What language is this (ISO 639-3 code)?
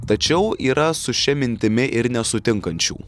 lit